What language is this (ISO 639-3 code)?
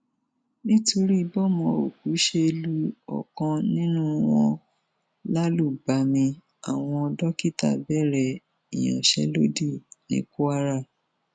yor